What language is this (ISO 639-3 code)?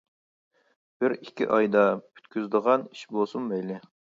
uig